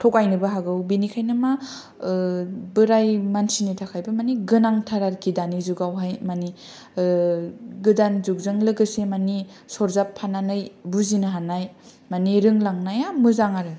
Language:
Bodo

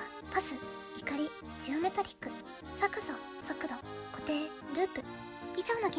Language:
Japanese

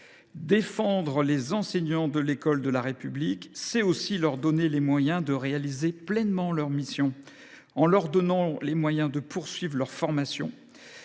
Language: French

